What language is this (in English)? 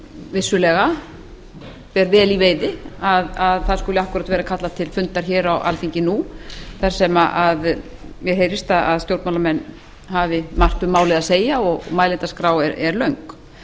Icelandic